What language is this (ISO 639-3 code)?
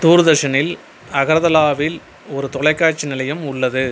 tam